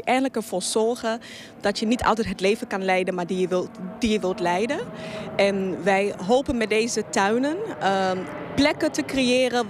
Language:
Dutch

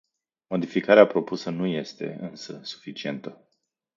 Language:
Romanian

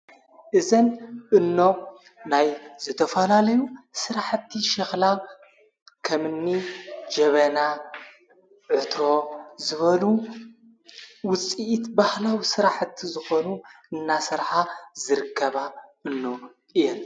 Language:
Tigrinya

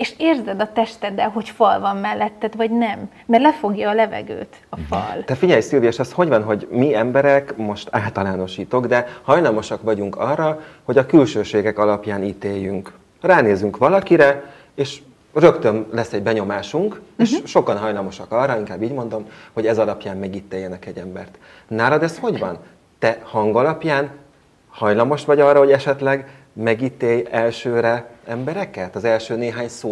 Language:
Hungarian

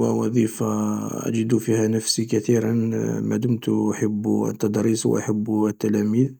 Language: Algerian Arabic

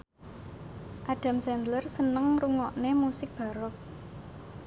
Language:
Javanese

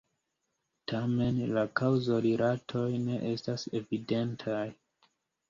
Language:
Esperanto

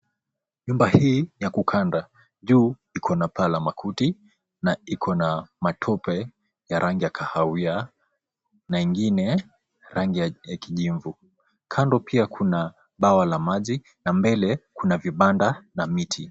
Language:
Swahili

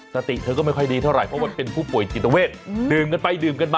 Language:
Thai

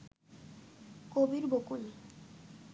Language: Bangla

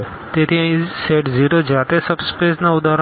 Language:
Gujarati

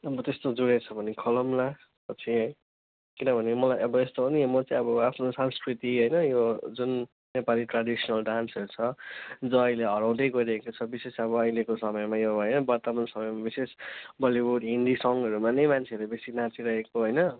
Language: Nepali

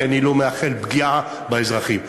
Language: Hebrew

